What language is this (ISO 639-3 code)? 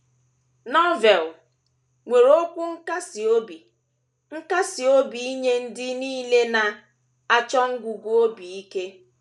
ibo